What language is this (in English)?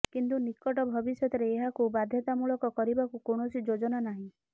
Odia